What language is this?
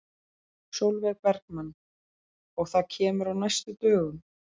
Icelandic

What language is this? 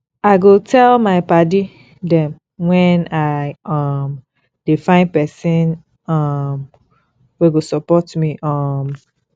Nigerian Pidgin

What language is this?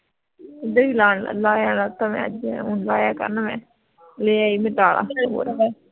Punjabi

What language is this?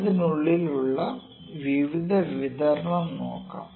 Malayalam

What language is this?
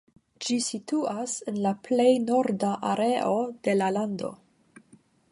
Esperanto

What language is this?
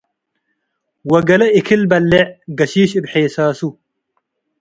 Tigre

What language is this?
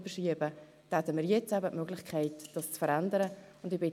Swiss German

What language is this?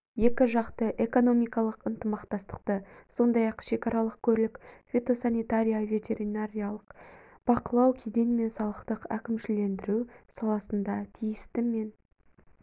Kazakh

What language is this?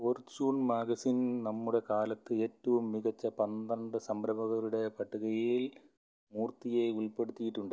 Malayalam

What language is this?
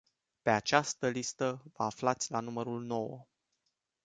Romanian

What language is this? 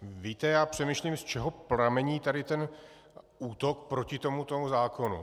Czech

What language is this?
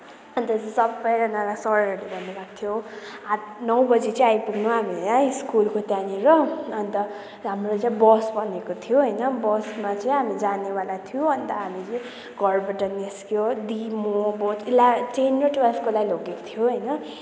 Nepali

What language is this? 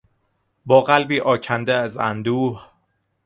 Persian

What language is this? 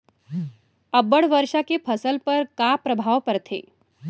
Chhattisgarhi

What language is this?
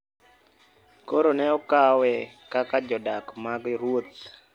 Luo (Kenya and Tanzania)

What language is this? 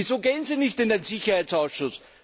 German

